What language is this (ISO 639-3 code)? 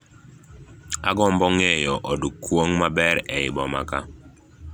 luo